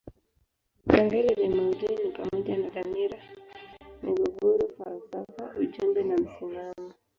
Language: Swahili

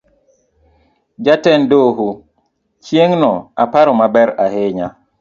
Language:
Luo (Kenya and Tanzania)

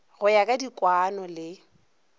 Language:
Northern Sotho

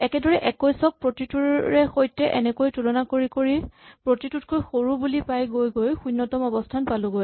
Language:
Assamese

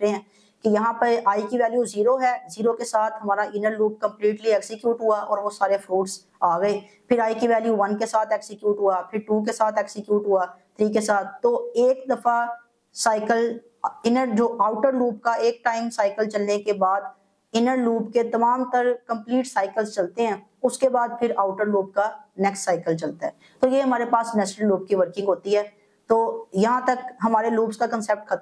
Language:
Hindi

